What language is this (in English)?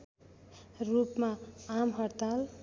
Nepali